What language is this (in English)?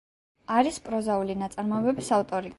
Georgian